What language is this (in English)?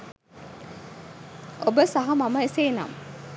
Sinhala